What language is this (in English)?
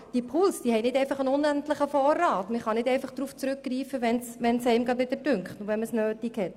Swiss German